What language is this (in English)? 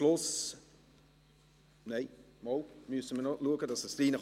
Swiss German